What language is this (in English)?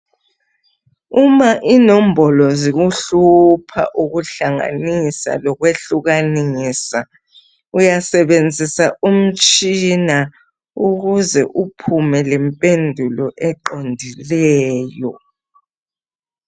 North Ndebele